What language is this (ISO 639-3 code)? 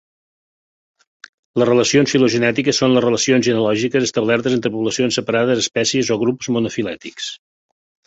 cat